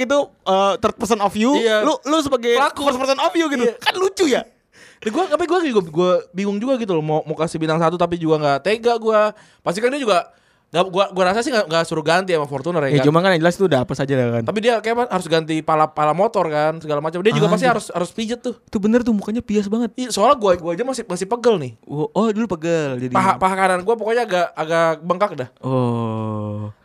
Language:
Indonesian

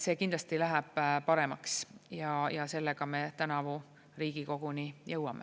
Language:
Estonian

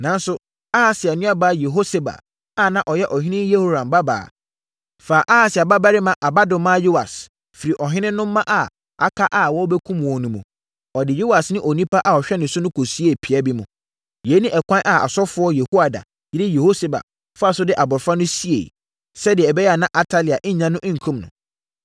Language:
Akan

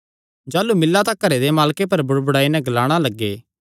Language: Kangri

